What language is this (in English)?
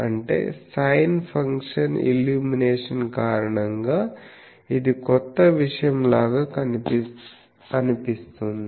Telugu